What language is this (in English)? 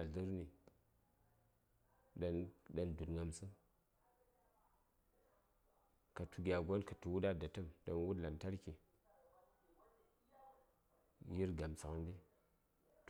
Saya